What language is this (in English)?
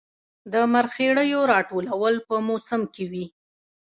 Pashto